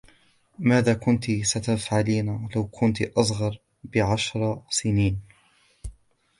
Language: Arabic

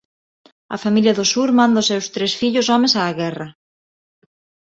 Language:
Galician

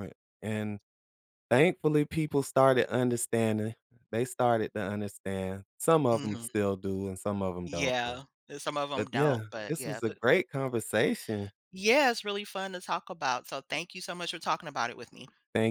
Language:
English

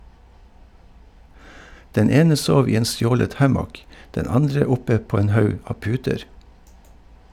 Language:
Norwegian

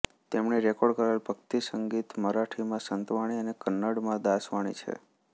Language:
Gujarati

